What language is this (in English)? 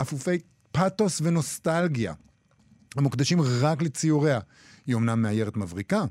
Hebrew